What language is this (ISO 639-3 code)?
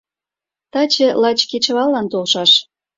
chm